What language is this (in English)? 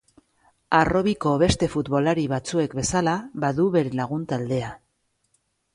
Basque